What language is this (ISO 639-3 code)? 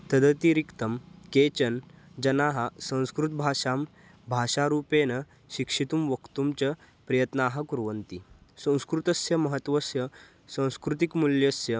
san